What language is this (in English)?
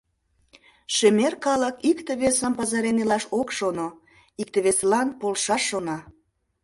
Mari